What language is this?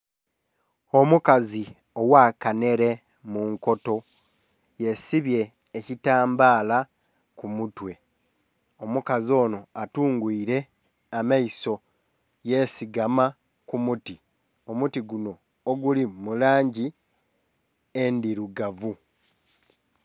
Soga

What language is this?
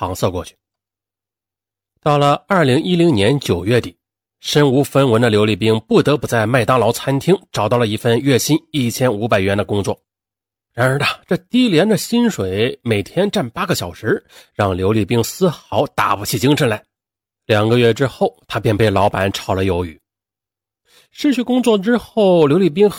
Chinese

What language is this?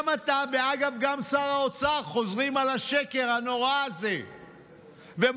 Hebrew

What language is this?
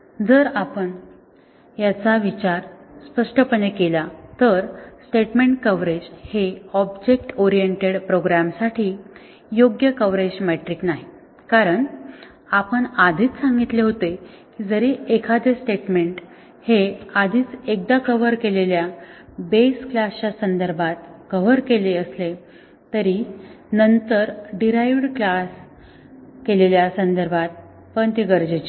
Marathi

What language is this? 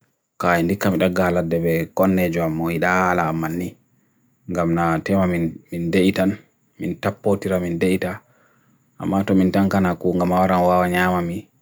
Bagirmi Fulfulde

